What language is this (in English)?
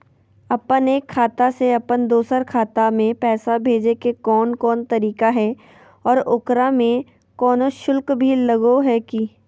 Magahi